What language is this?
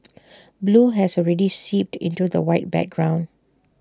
English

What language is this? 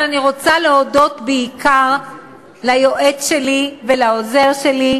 Hebrew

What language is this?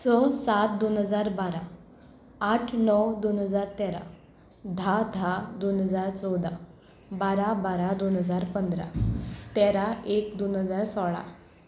Konkani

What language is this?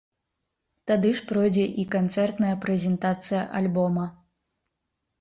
Belarusian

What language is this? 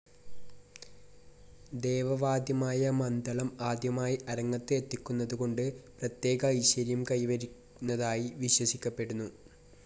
Malayalam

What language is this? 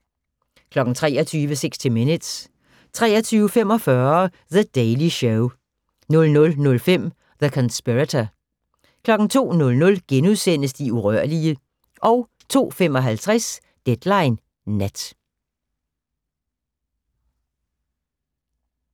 Danish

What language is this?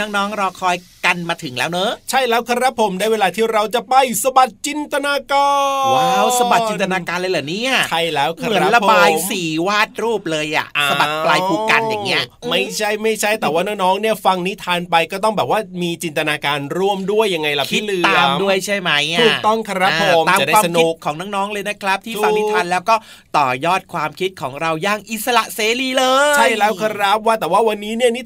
Thai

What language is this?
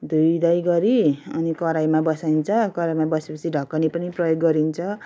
Nepali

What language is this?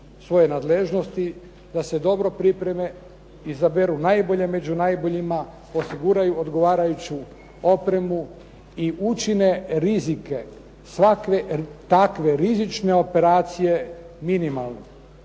Croatian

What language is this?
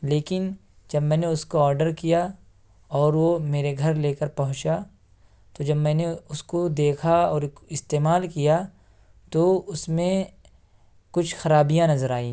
Urdu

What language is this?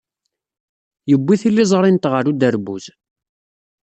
Kabyle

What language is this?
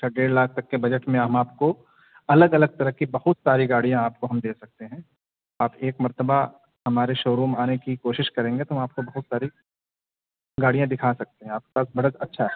Urdu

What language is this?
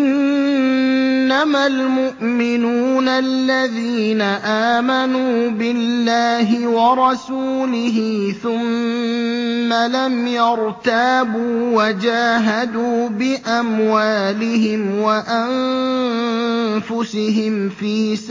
Arabic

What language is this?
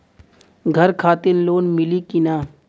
Bhojpuri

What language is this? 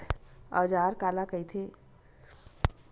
Chhattisgarhi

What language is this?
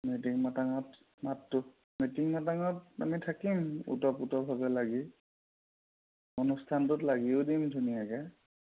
Assamese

